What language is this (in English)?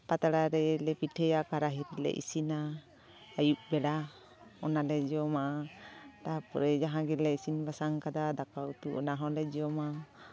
Santali